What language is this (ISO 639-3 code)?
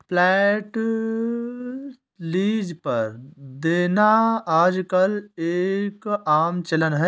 hin